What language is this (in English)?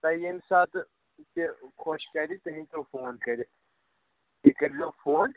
Kashmiri